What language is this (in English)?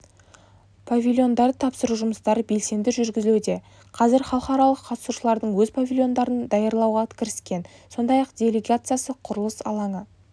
Kazakh